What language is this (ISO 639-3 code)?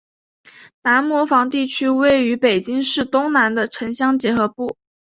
zho